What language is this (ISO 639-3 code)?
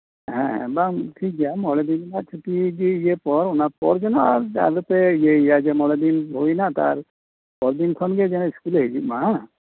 sat